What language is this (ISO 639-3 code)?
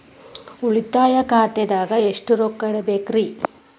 kan